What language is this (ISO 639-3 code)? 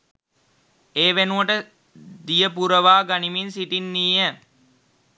sin